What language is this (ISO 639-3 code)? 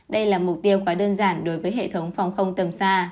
vie